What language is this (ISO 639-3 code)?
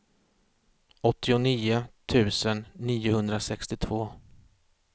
swe